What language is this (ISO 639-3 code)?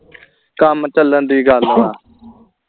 pan